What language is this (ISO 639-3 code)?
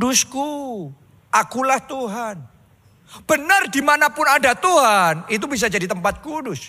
ind